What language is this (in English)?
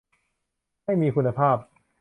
Thai